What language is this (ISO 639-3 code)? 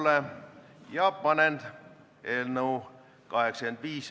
est